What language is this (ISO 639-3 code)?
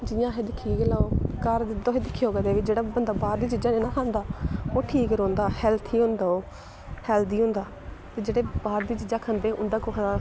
doi